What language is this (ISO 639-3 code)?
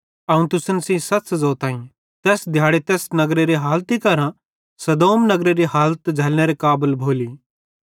bhd